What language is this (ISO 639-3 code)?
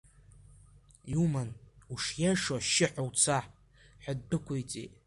abk